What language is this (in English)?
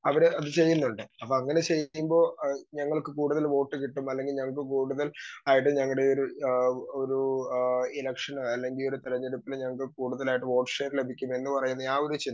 Malayalam